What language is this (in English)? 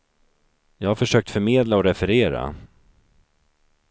Swedish